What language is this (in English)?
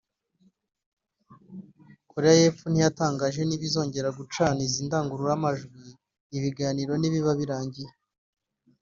Kinyarwanda